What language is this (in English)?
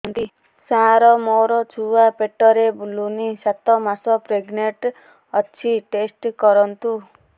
Odia